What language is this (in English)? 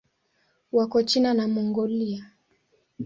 Swahili